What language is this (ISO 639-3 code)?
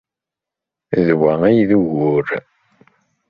kab